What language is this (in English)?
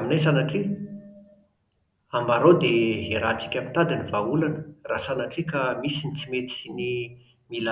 Malagasy